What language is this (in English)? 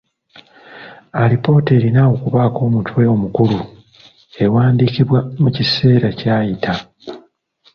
Ganda